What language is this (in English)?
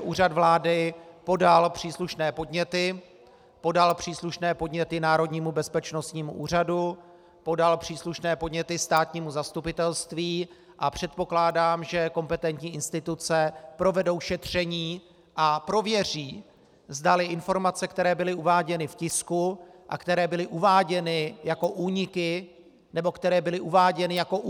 Czech